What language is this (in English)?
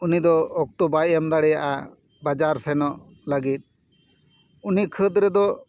Santali